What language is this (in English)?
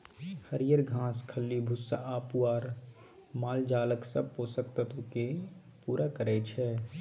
Maithili